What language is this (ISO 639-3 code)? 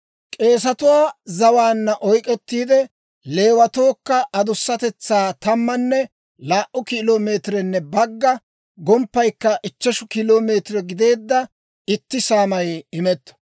dwr